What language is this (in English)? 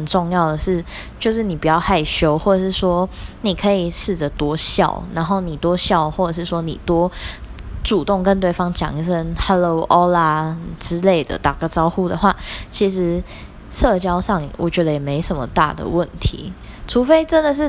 Chinese